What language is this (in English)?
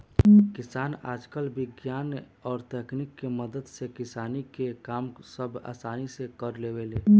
Bhojpuri